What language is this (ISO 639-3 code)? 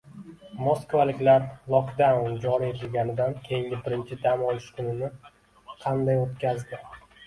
uzb